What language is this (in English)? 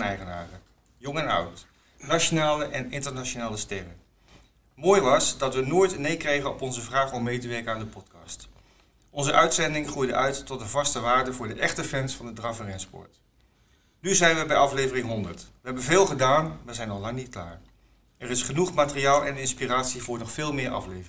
Dutch